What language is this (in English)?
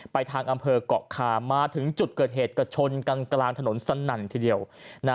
Thai